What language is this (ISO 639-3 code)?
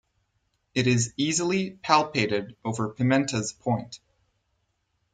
eng